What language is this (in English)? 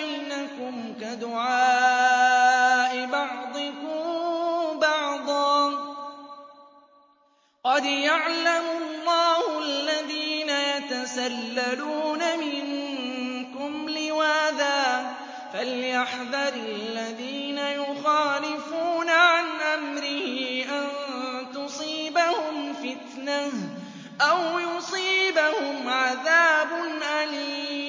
Arabic